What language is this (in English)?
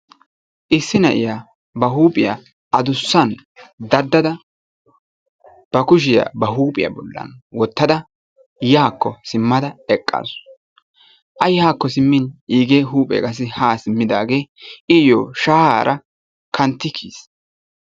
Wolaytta